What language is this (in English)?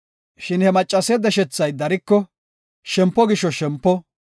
Gofa